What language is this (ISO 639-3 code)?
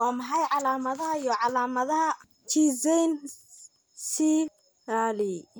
som